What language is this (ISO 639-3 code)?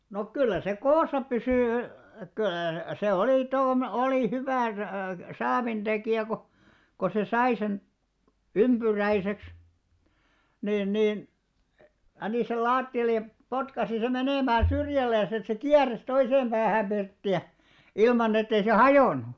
fin